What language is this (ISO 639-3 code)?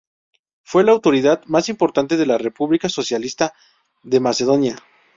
spa